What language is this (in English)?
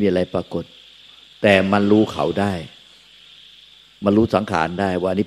Thai